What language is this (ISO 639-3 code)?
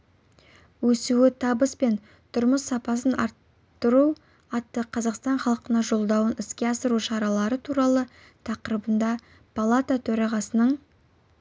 kaz